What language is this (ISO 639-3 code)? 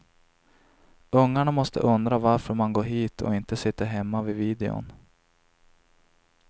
swe